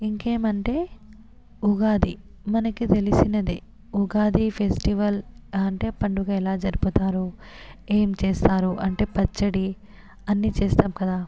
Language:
Telugu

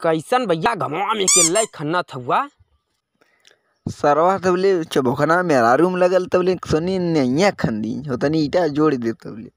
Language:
Hindi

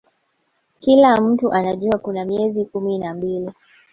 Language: Swahili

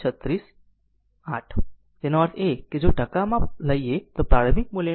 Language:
Gujarati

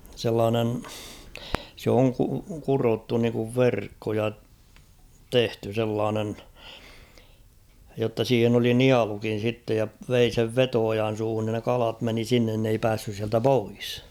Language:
Finnish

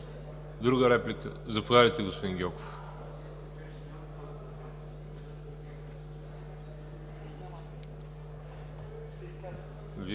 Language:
Bulgarian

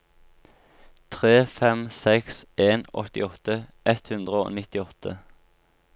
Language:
Norwegian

